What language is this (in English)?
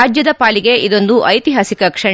Kannada